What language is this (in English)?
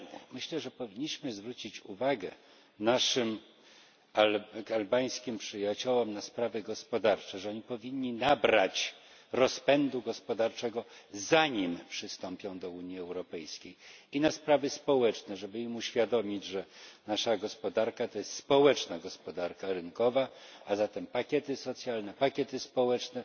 Polish